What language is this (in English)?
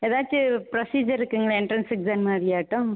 Tamil